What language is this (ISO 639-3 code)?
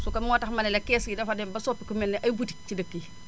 wol